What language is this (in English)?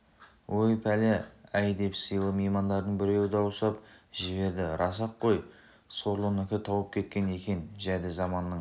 Kazakh